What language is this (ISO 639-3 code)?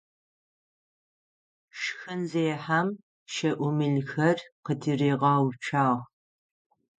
ady